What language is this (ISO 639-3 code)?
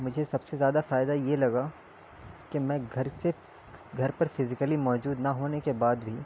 urd